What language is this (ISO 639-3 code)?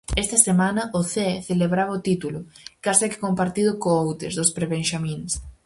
glg